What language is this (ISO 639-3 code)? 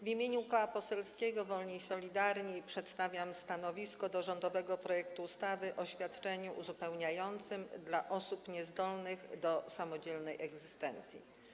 pol